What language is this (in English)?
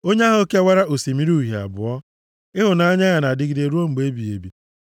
Igbo